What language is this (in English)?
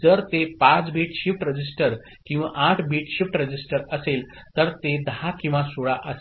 Marathi